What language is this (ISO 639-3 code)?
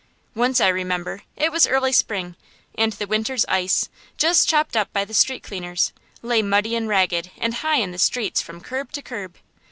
eng